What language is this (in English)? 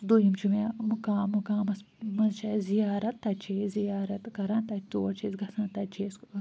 Kashmiri